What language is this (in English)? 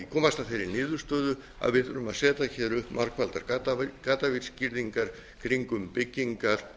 Icelandic